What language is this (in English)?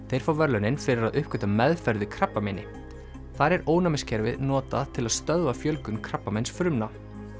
Icelandic